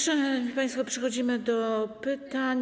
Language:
Polish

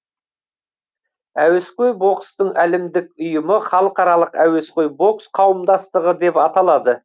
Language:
Kazakh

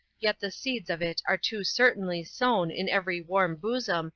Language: English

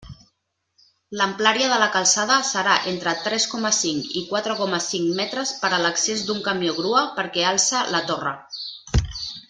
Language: Catalan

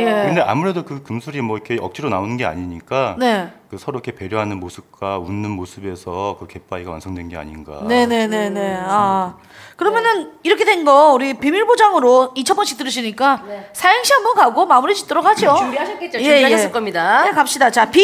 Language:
Korean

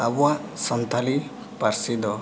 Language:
Santali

